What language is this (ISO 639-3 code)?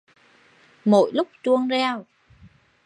vie